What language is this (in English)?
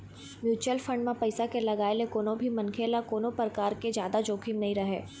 Chhattisgarhi